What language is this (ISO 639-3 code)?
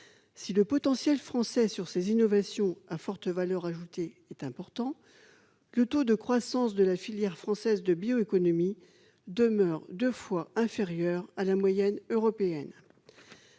fra